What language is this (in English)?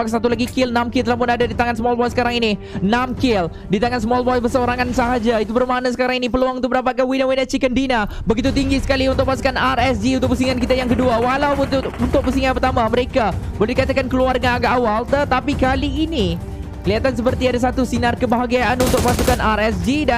Malay